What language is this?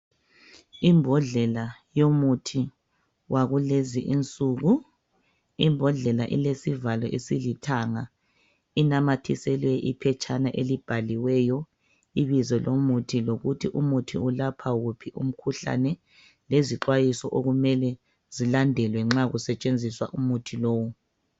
North Ndebele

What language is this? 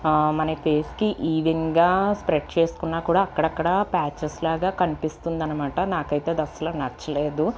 Telugu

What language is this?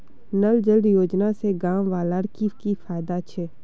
Magahi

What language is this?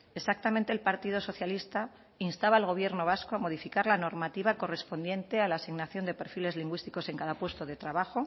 Spanish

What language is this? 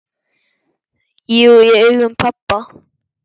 Icelandic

